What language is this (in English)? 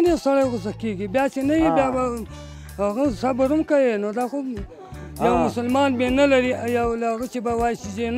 Arabic